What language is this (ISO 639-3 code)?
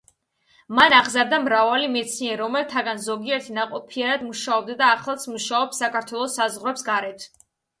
kat